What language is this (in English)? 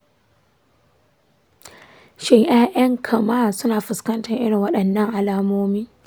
Hausa